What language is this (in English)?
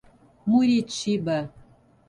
Portuguese